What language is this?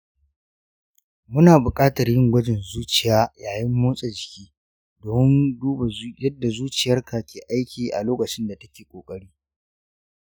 Hausa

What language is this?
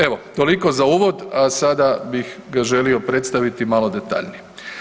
Croatian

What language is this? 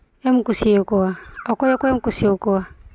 Santali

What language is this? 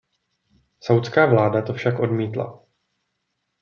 Czech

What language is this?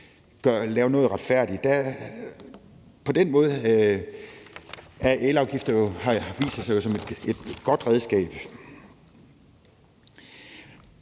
Danish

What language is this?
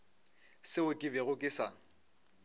Northern Sotho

